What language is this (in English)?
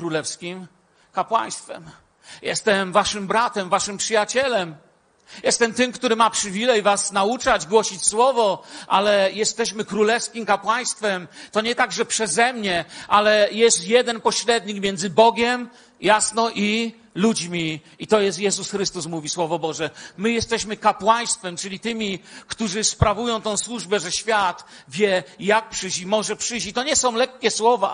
Polish